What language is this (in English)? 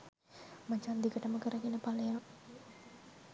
Sinhala